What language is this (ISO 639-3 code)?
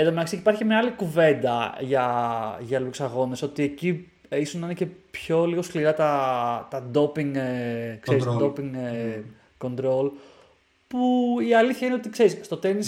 ell